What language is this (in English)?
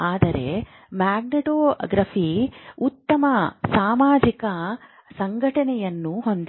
Kannada